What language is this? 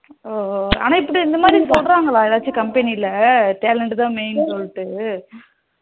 Tamil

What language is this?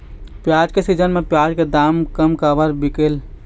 Chhattisgarhi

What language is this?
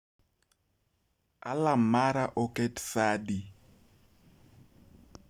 Luo (Kenya and Tanzania)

